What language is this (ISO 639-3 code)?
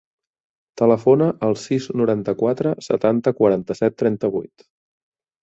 cat